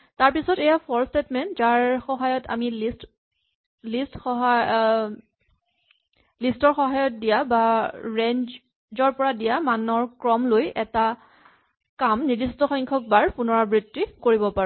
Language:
Assamese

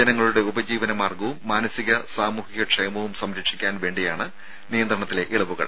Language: Malayalam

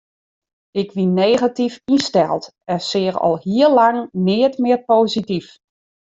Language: Western Frisian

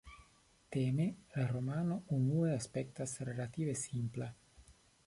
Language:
Esperanto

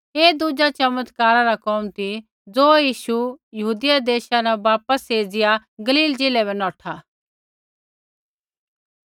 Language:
Kullu Pahari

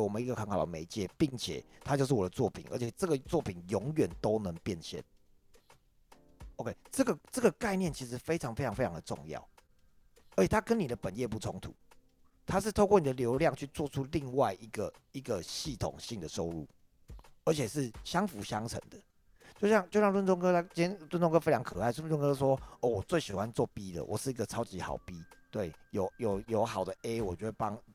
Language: Chinese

